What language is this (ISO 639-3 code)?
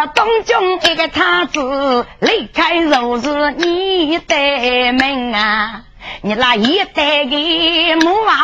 zho